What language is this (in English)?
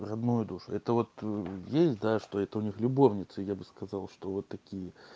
Russian